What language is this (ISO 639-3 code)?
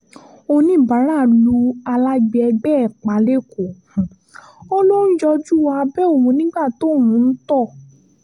yor